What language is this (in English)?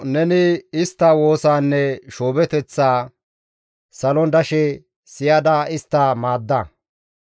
Gamo